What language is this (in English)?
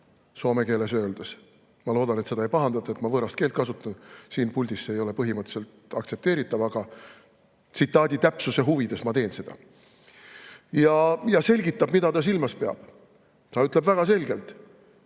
Estonian